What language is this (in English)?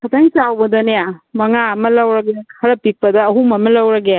Manipuri